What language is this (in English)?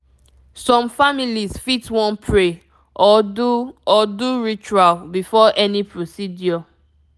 Nigerian Pidgin